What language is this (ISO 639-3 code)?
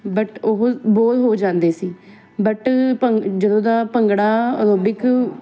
pan